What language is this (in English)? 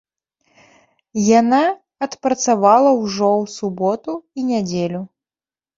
Belarusian